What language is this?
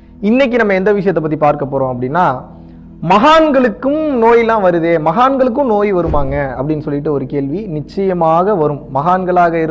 Dutch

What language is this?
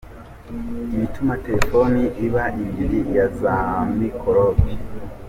Kinyarwanda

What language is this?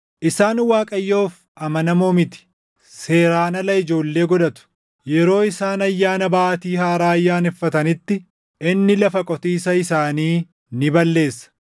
Oromo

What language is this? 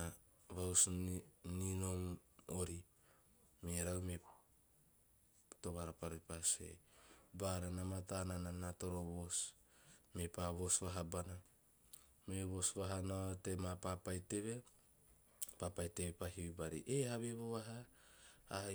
Teop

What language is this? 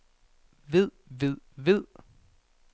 Danish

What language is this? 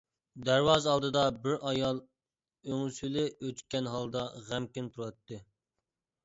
Uyghur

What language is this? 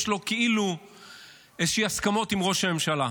Hebrew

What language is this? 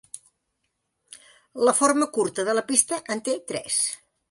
Catalan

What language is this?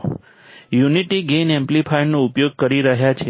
Gujarati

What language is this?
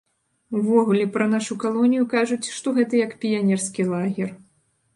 Belarusian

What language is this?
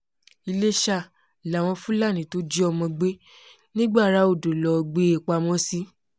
Yoruba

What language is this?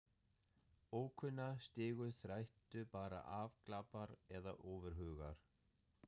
Icelandic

